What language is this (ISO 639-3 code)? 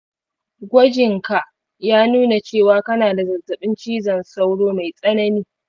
hau